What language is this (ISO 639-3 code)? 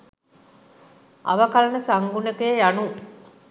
sin